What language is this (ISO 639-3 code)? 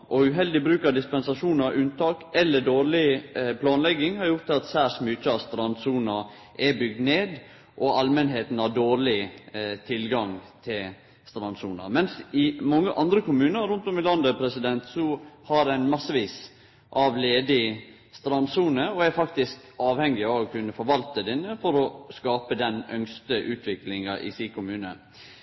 nno